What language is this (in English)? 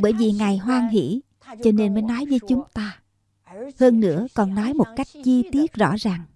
Vietnamese